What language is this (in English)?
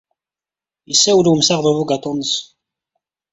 Kabyle